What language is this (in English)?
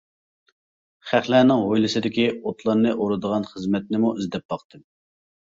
Uyghur